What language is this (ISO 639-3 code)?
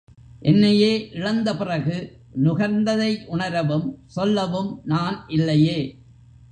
tam